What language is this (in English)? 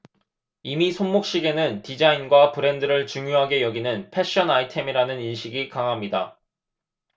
Korean